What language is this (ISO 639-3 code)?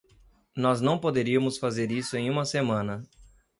por